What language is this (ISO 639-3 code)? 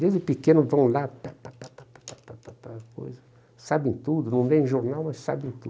por